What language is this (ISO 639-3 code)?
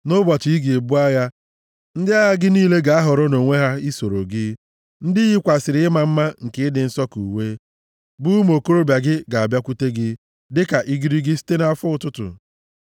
ibo